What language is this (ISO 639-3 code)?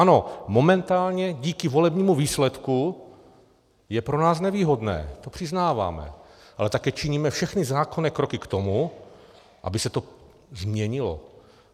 ces